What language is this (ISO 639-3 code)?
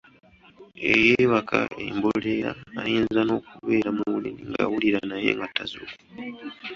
lug